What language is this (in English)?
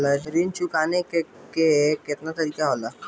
Bhojpuri